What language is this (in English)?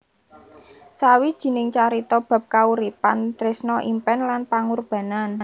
Javanese